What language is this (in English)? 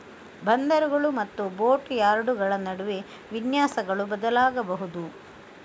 Kannada